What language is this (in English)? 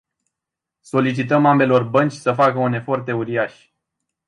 Romanian